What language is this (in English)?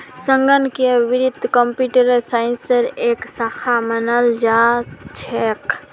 Magahi